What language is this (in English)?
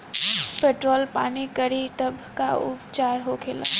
Bhojpuri